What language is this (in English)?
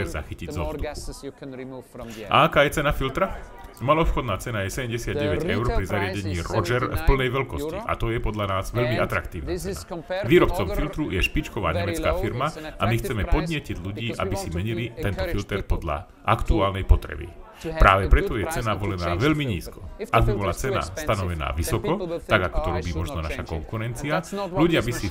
Czech